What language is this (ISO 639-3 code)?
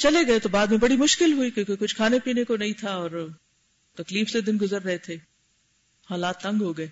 urd